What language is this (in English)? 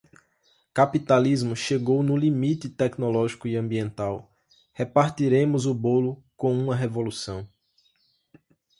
Portuguese